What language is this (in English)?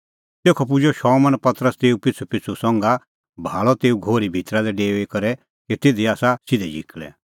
Kullu Pahari